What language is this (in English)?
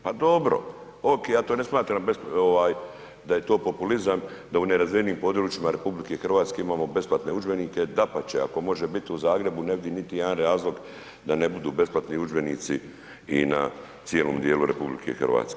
Croatian